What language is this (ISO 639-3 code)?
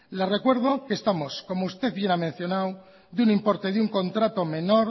spa